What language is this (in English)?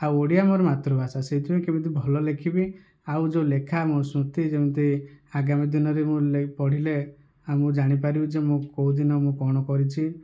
Odia